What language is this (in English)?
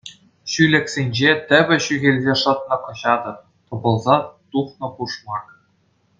Chuvash